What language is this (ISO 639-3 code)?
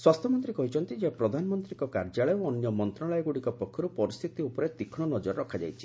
ori